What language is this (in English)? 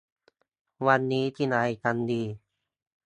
Thai